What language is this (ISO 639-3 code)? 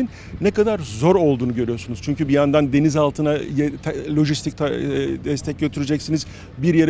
tur